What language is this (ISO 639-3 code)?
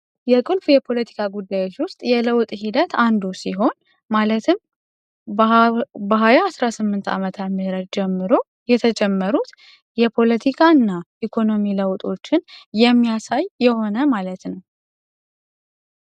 amh